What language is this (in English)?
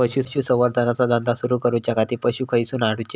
Marathi